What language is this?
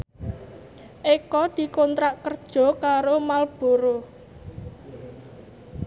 Javanese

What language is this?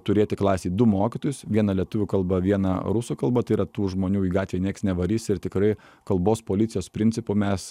Lithuanian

